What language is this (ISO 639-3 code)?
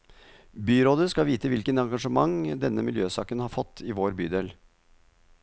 nor